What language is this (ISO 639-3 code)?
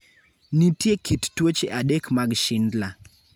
luo